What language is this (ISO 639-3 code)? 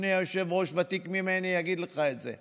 heb